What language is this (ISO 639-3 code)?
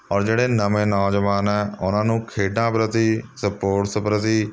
pan